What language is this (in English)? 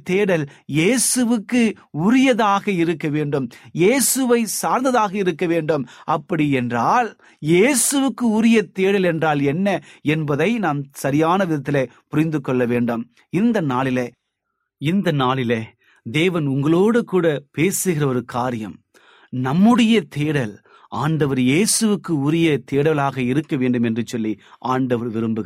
Tamil